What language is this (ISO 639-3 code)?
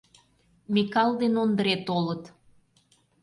chm